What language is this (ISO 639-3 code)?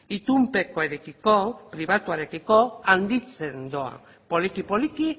eus